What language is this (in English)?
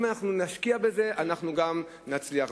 Hebrew